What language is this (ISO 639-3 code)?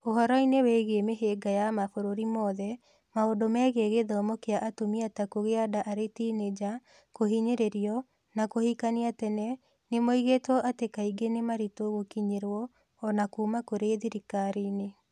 kik